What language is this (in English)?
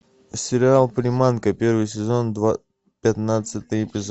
Russian